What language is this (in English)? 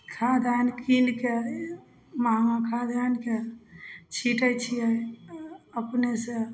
Maithili